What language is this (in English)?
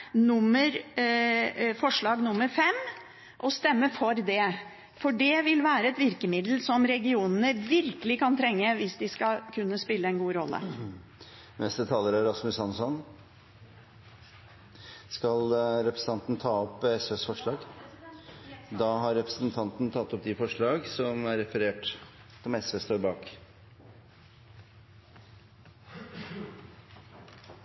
Norwegian